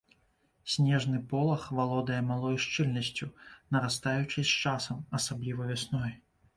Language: Belarusian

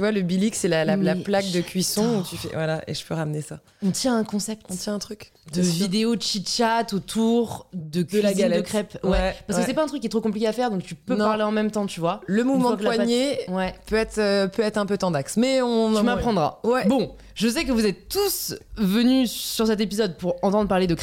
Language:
French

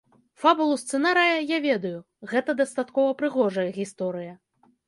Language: Belarusian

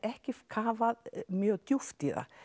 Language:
Icelandic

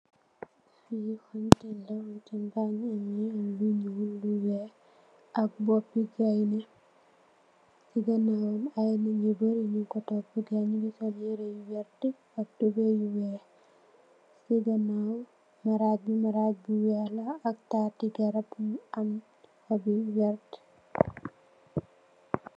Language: Wolof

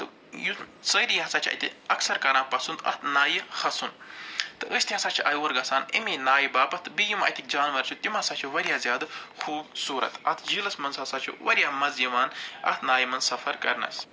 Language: Kashmiri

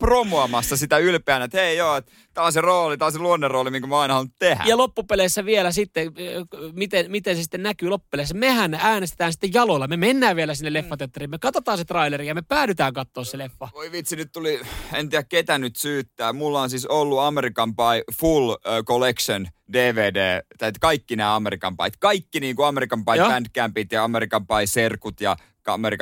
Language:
Finnish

